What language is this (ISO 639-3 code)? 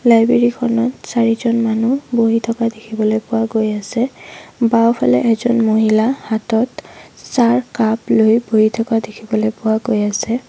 asm